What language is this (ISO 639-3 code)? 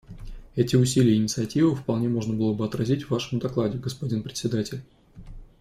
rus